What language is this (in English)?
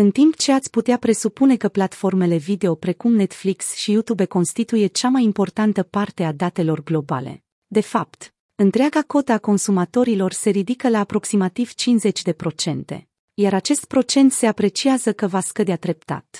Romanian